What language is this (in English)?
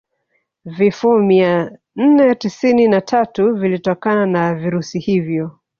Swahili